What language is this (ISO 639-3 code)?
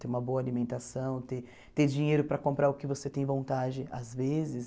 por